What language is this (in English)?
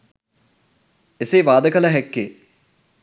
Sinhala